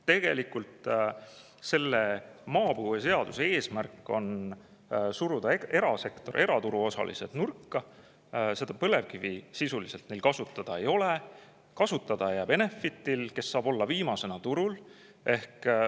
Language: Estonian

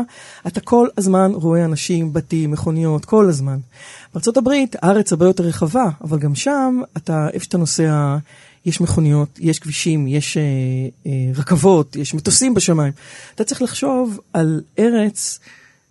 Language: Hebrew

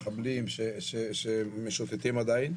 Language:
Hebrew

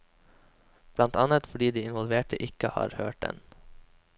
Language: Norwegian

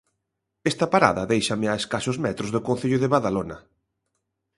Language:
Galician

